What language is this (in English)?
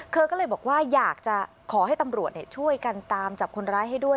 Thai